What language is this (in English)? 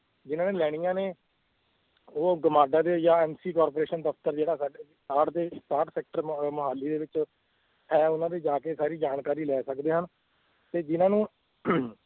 Punjabi